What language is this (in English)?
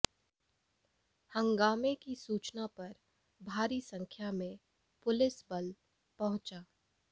Hindi